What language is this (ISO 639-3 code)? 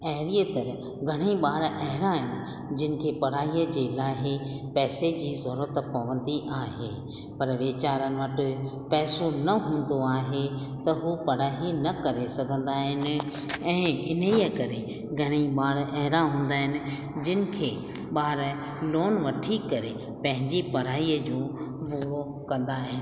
snd